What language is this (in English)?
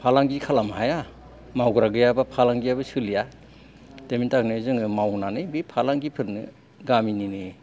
Bodo